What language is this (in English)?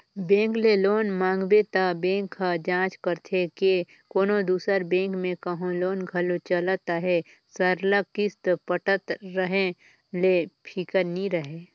Chhattisgarhi